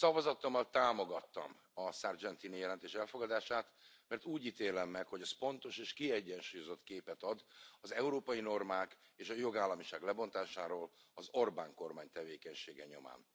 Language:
Hungarian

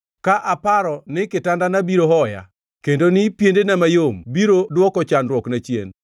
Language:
Luo (Kenya and Tanzania)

